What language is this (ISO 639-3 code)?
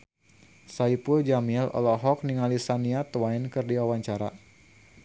sun